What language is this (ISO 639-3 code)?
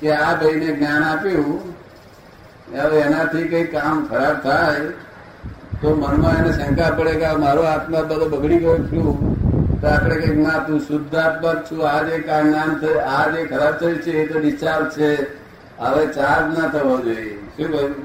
guj